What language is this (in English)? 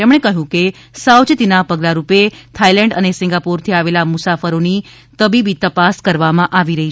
Gujarati